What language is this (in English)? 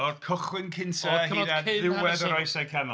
Welsh